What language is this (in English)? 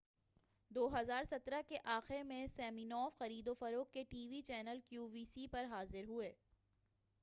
Urdu